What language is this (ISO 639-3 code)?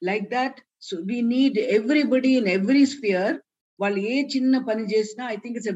tel